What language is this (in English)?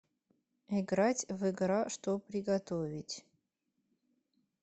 Russian